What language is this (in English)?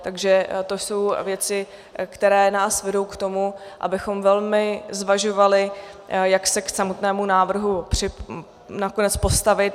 Czech